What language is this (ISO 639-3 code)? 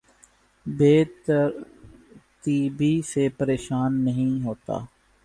urd